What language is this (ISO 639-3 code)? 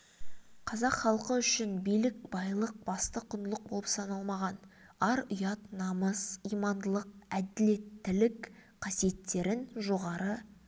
kaz